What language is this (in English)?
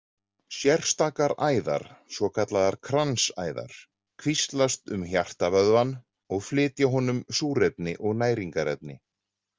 Icelandic